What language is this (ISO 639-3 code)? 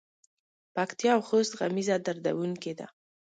pus